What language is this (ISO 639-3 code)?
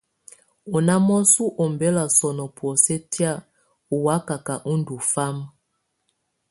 tvu